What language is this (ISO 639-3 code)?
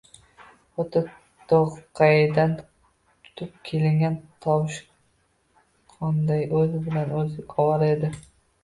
uzb